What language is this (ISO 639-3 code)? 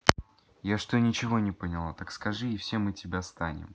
rus